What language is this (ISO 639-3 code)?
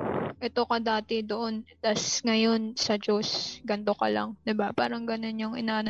fil